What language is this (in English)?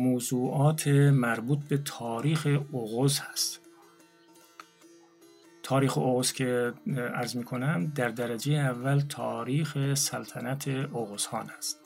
Persian